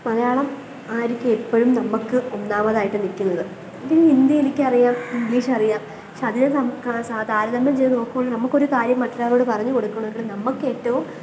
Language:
Malayalam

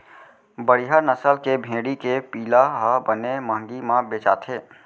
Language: Chhattisgarhi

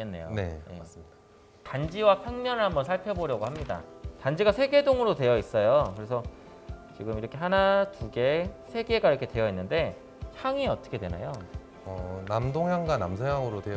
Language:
Korean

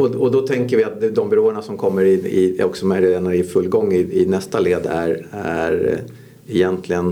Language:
Swedish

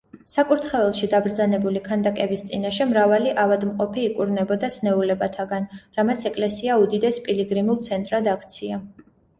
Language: Georgian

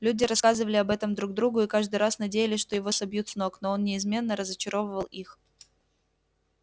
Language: Russian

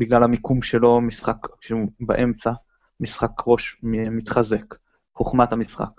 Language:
Hebrew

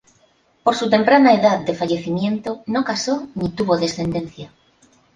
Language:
Spanish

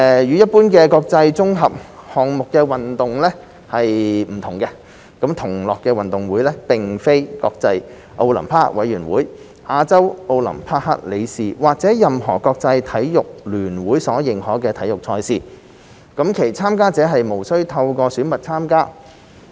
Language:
Cantonese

